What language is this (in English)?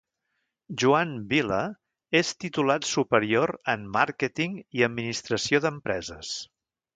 Catalan